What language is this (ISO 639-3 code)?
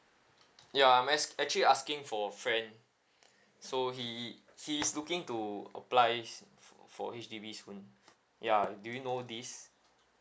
eng